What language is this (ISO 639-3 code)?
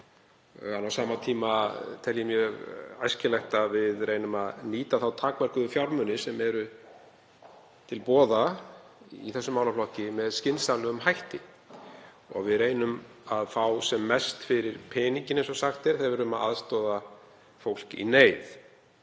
isl